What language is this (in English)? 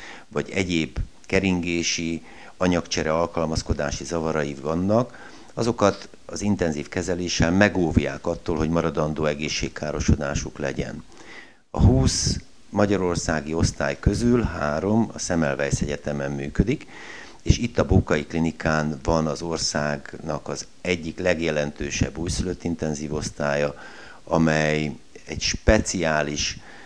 Hungarian